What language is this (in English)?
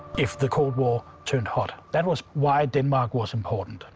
English